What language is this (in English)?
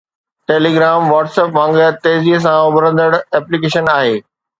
Sindhi